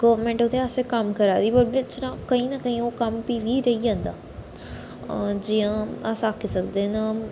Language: Dogri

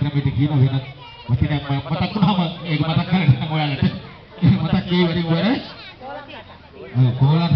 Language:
Sinhala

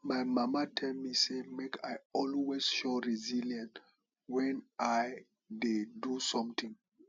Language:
Nigerian Pidgin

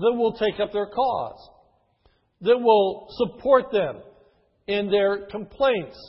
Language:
English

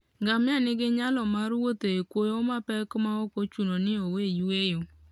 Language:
Luo (Kenya and Tanzania)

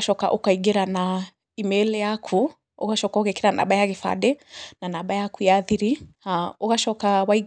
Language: Kikuyu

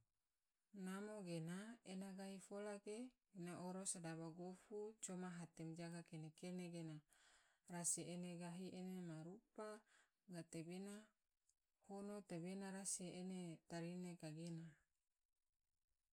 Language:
Tidore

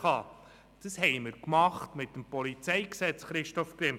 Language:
Swiss German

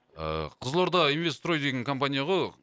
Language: Kazakh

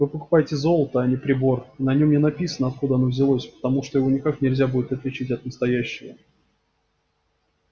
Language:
Russian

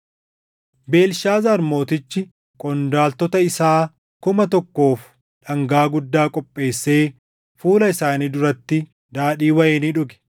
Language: Oromo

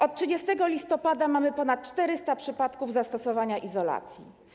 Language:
Polish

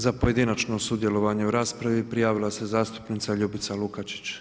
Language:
Croatian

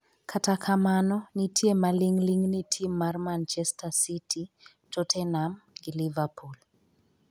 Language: Luo (Kenya and Tanzania)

